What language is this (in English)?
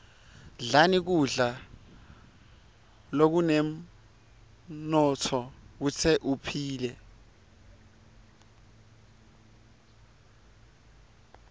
Swati